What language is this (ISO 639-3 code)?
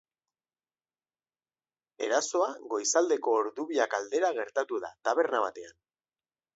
eus